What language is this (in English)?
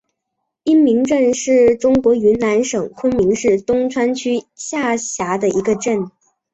Chinese